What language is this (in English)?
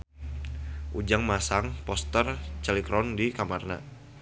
Sundanese